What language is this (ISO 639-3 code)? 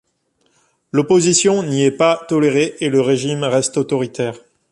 fra